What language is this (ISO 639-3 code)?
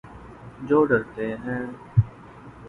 urd